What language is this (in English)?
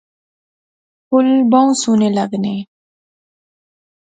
Pahari-Potwari